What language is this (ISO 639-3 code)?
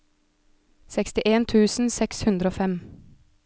nor